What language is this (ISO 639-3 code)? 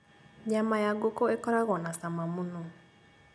kik